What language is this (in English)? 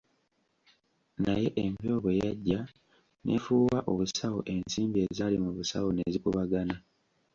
Ganda